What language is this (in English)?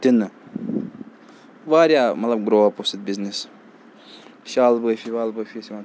Kashmiri